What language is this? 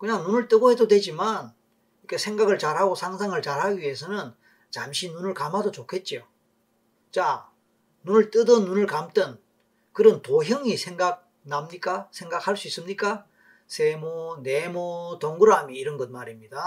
Korean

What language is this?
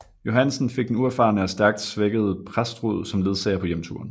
Danish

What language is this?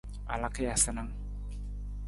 Nawdm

